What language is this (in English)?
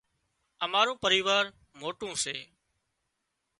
Wadiyara Koli